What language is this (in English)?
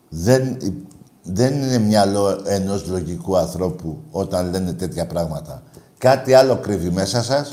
Greek